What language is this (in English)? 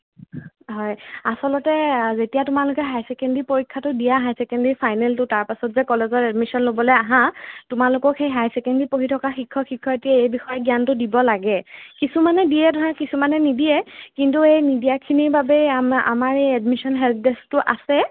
Assamese